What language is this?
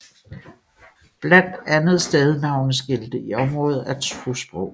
Danish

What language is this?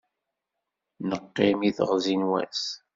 Kabyle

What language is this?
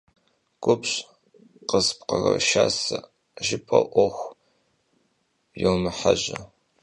Kabardian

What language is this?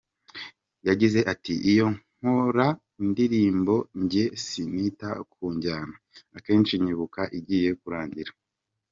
Kinyarwanda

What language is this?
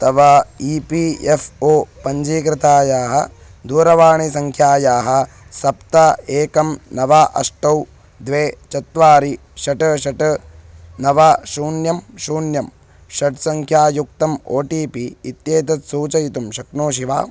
Sanskrit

